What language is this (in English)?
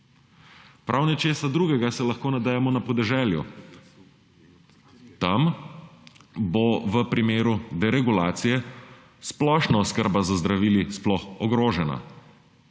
Slovenian